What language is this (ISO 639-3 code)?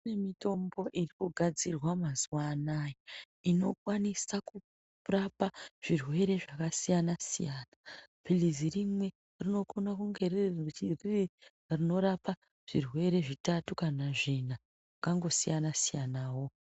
ndc